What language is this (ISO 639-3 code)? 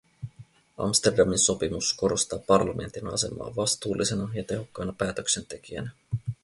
fin